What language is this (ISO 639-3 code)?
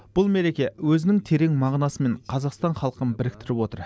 kaz